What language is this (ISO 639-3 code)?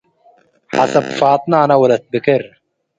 tig